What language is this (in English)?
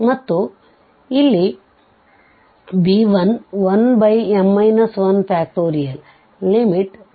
Kannada